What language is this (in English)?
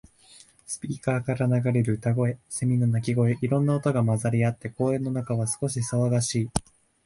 Japanese